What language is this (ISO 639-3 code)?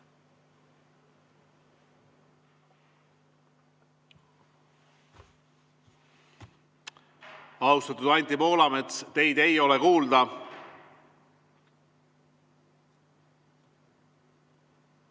est